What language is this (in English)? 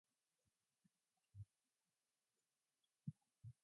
English